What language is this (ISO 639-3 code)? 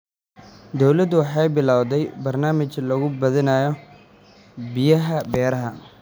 som